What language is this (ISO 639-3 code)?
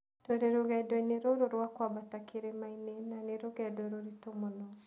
kik